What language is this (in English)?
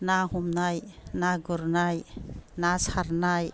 Bodo